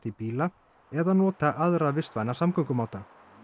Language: Icelandic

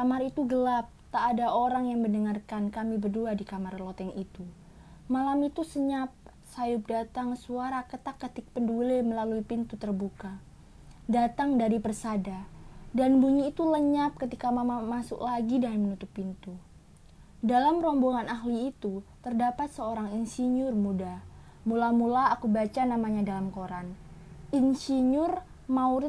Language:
Indonesian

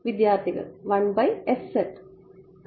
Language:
Malayalam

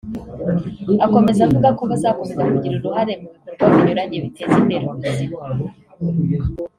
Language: Kinyarwanda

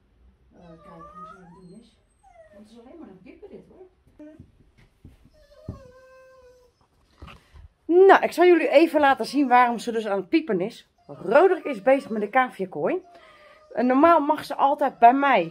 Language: Dutch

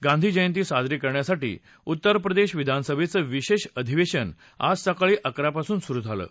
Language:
Marathi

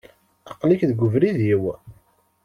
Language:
Kabyle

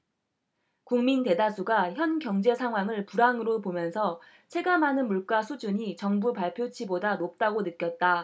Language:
Korean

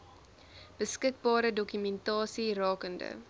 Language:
Afrikaans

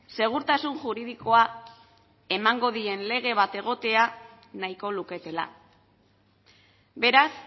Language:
Basque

